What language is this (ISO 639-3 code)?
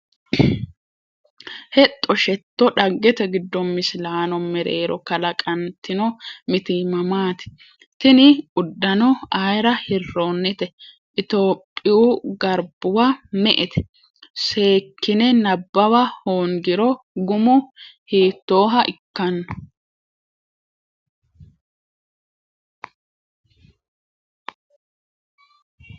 sid